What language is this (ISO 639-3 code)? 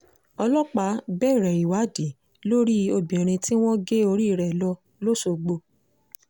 yor